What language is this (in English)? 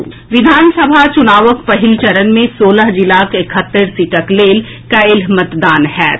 Maithili